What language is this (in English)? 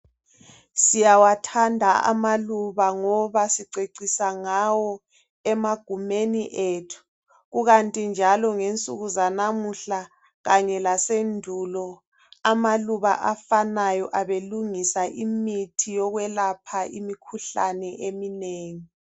North Ndebele